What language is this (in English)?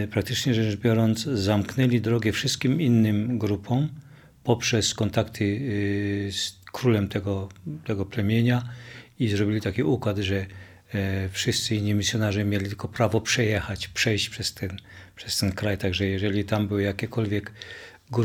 Polish